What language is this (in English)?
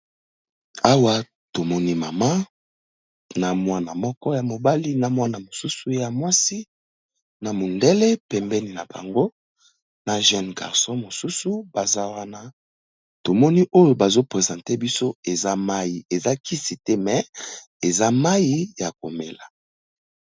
Lingala